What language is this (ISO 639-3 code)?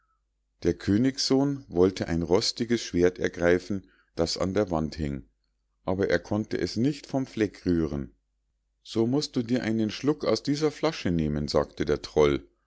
deu